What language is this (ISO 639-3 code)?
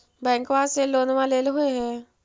mag